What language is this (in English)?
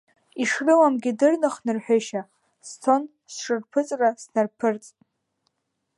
Abkhazian